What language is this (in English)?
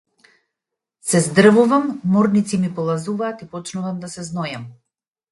Macedonian